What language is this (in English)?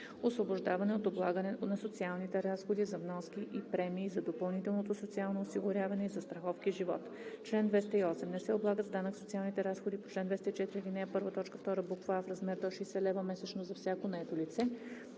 Bulgarian